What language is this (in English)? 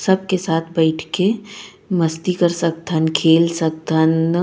Chhattisgarhi